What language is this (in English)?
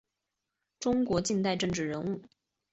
Chinese